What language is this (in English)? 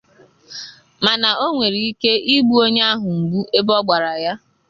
Igbo